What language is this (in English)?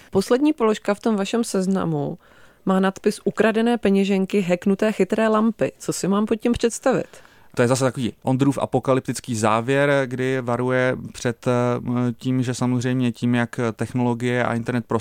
Czech